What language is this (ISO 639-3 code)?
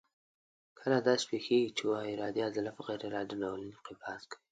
pus